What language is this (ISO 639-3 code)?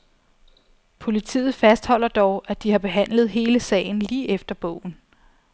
dan